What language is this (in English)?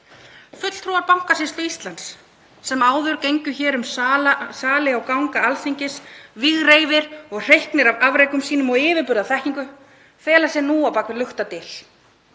Icelandic